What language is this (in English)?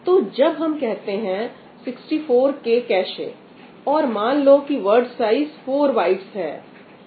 Hindi